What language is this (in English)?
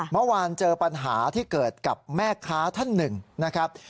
Thai